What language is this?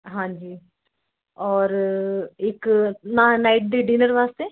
Punjabi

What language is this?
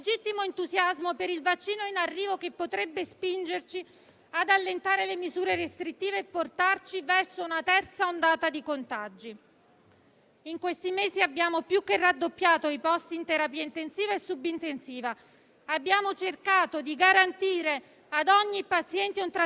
Italian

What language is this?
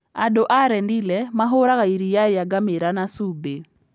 Kikuyu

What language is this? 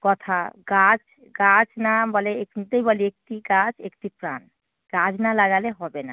Bangla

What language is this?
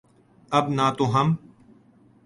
Urdu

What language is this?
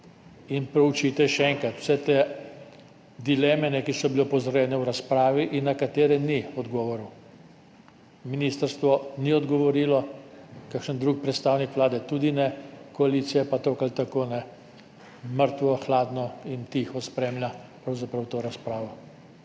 Slovenian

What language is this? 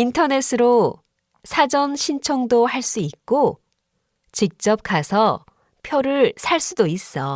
Korean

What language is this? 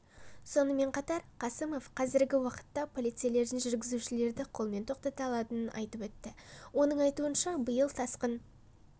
Kazakh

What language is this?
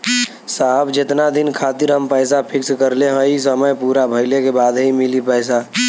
Bhojpuri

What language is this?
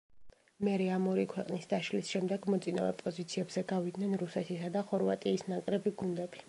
Georgian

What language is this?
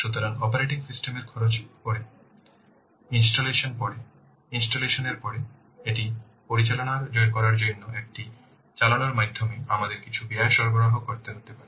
Bangla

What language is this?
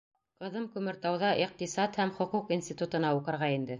Bashkir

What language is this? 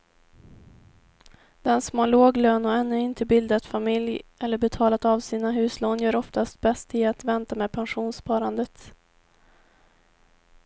Swedish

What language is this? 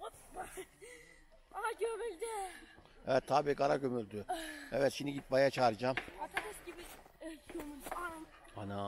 Turkish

